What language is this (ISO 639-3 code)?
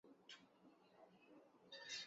urd